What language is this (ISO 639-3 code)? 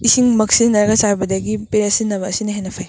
mni